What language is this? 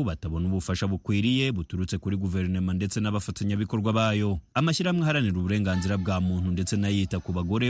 Swahili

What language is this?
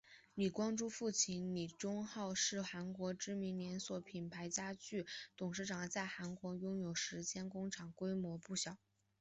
Chinese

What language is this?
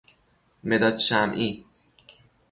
Persian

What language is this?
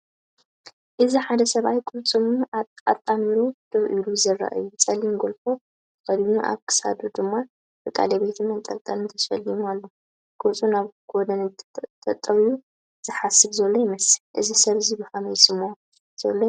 Tigrinya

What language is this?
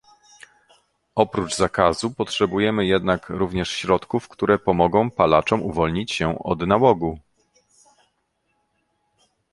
Polish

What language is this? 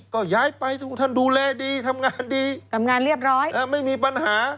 Thai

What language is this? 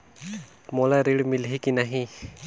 Chhattisgarhi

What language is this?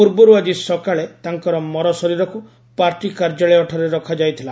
Odia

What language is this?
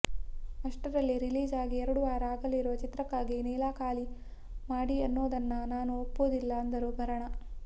Kannada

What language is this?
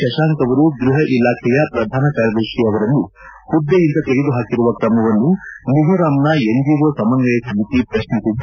Kannada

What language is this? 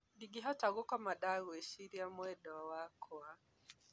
Kikuyu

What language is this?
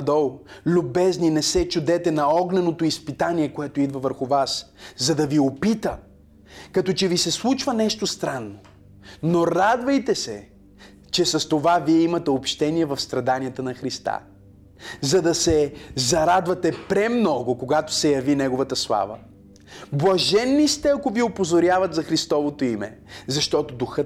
Bulgarian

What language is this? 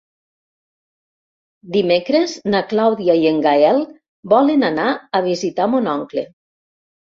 Catalan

